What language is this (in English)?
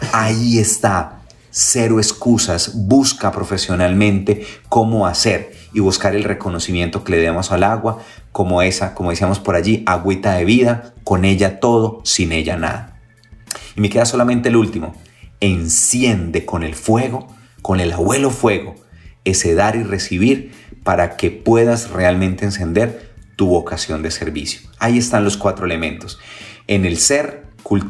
Spanish